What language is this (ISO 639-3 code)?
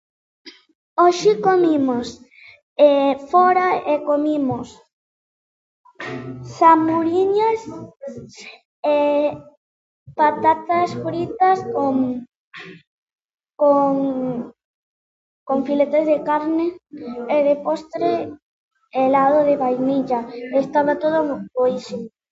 glg